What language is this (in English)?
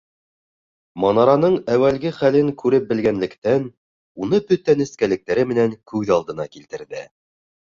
Bashkir